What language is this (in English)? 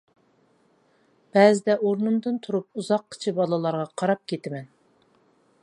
Uyghur